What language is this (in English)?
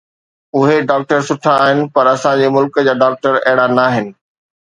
Sindhi